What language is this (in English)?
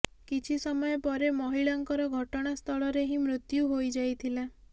Odia